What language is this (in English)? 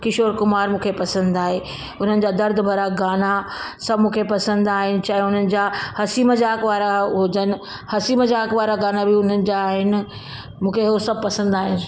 Sindhi